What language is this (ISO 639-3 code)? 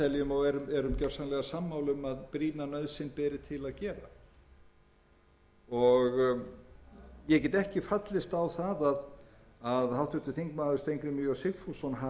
isl